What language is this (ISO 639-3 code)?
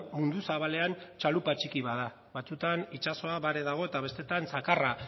eus